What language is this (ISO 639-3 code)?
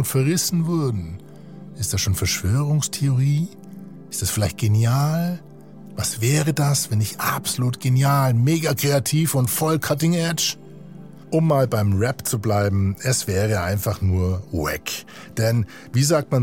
deu